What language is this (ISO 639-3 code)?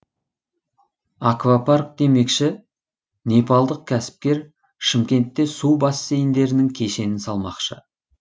kaz